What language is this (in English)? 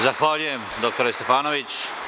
Serbian